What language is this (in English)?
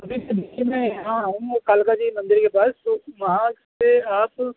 Urdu